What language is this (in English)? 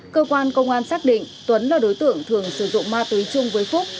Vietnamese